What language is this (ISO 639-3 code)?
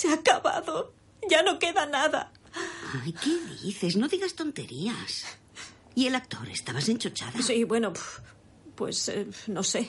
spa